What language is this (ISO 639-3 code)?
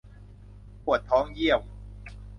tha